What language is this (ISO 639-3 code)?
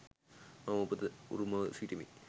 sin